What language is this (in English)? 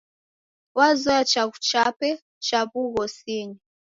Taita